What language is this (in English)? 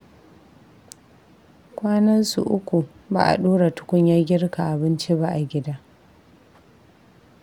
Hausa